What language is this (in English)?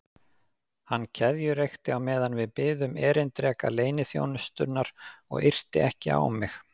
Icelandic